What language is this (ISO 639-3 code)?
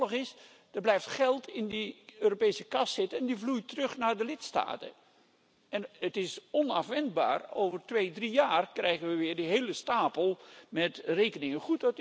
nld